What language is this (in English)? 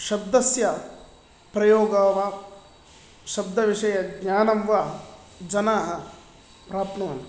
Sanskrit